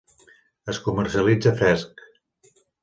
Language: Catalan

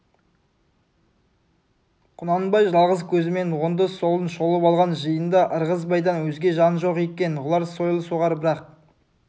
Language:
Kazakh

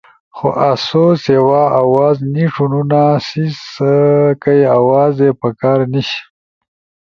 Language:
Ushojo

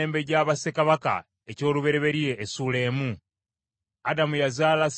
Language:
Ganda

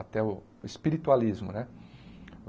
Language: Portuguese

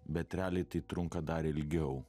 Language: Lithuanian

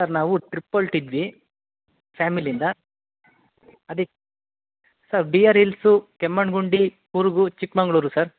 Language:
Kannada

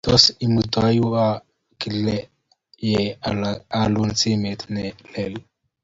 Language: Kalenjin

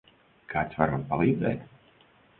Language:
Latvian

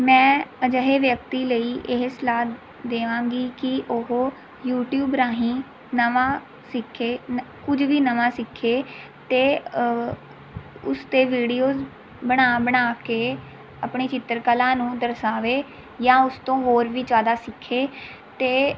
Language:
Punjabi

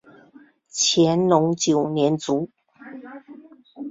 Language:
Chinese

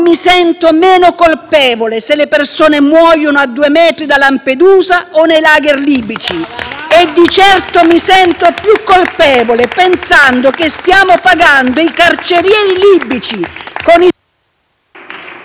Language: Italian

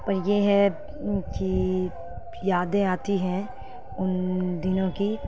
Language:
Urdu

